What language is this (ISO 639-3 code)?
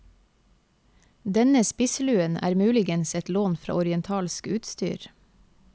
nor